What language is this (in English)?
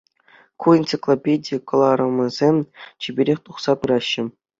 Chuvash